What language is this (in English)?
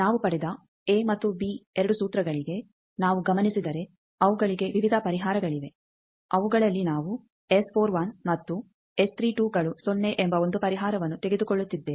Kannada